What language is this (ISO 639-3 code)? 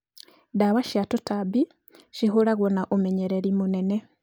kik